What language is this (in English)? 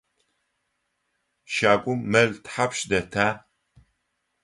Adyghe